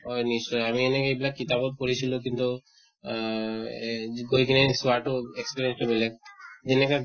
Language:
Assamese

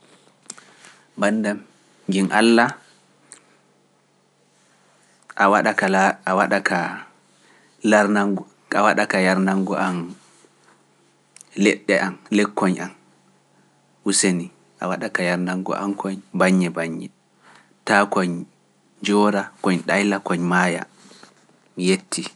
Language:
Pular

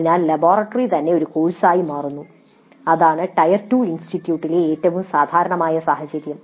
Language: Malayalam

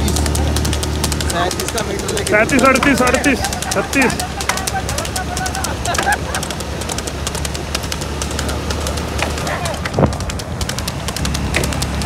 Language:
Arabic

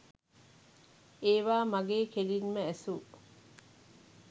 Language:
Sinhala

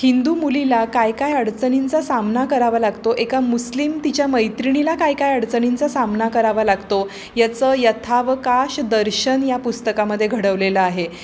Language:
Marathi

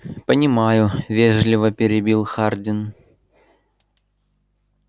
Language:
Russian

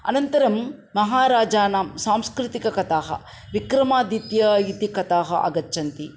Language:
Sanskrit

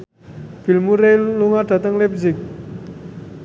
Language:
Javanese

